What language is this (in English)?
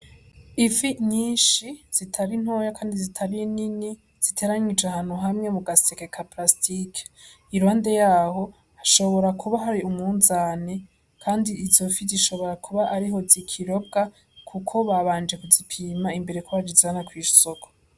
Rundi